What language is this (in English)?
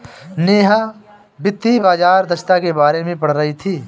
Hindi